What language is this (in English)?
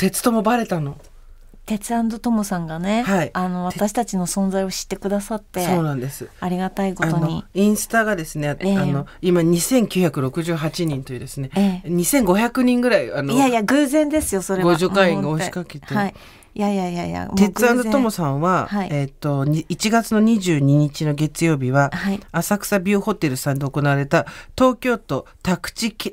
Japanese